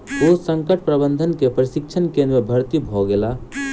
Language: Maithili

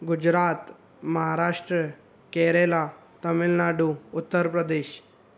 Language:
Sindhi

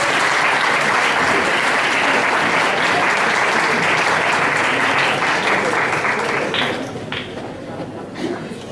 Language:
Italian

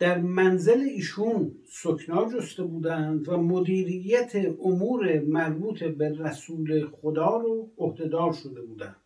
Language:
Persian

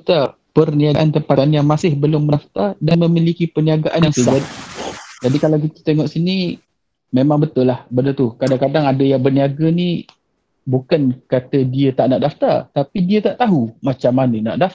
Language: Malay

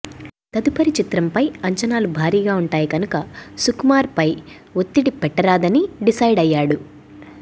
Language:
Telugu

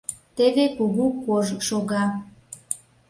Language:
Mari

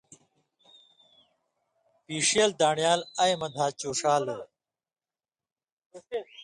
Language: Indus Kohistani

